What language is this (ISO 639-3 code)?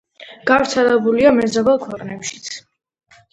kat